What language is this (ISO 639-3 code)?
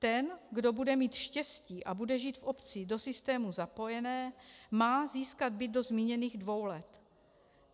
ces